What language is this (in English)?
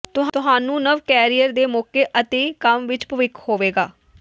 Punjabi